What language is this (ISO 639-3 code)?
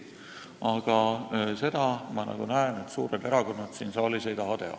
est